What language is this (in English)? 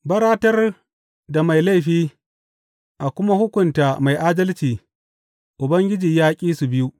Hausa